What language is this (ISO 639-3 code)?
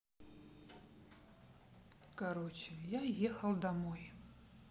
rus